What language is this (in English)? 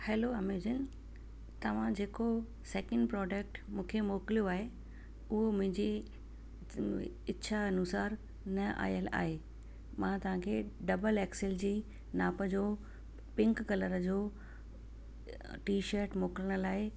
Sindhi